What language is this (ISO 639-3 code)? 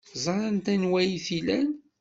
kab